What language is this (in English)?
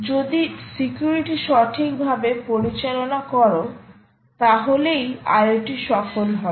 Bangla